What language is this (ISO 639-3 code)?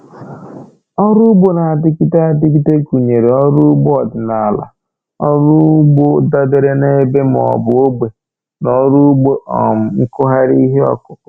ibo